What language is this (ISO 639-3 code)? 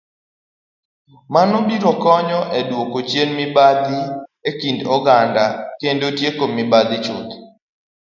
luo